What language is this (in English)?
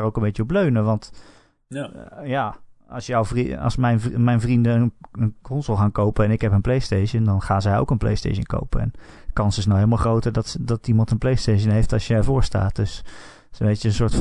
Dutch